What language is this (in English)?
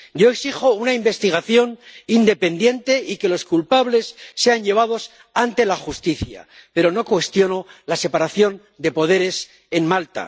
Spanish